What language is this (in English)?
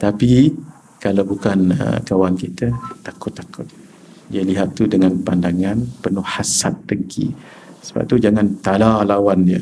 Malay